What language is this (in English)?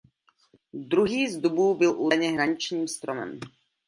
Czech